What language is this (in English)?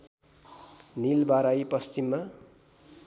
Nepali